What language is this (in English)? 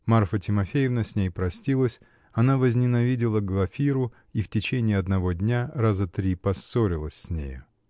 Russian